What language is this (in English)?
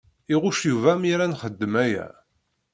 Kabyle